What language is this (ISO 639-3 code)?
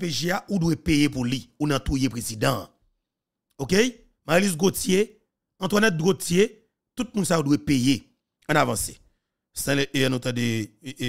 fra